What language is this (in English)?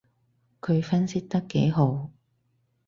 Cantonese